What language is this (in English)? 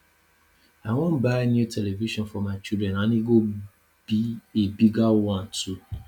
Nigerian Pidgin